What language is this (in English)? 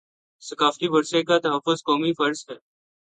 Urdu